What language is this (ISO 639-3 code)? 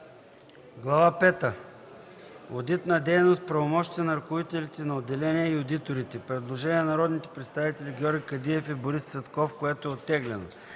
bul